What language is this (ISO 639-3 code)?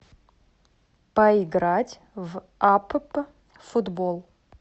rus